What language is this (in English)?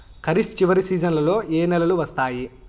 Telugu